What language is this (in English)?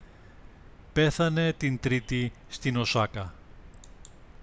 Greek